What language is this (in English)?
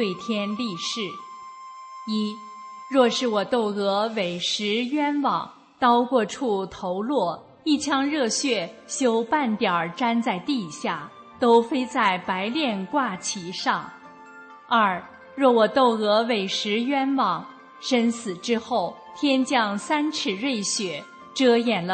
Chinese